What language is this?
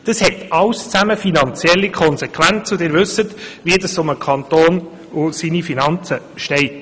Swiss German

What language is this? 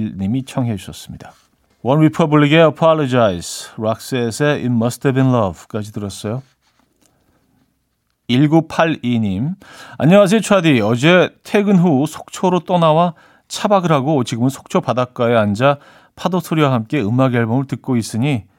Korean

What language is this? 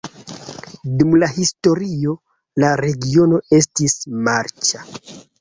Esperanto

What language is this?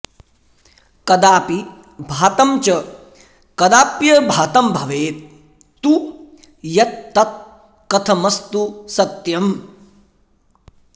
Sanskrit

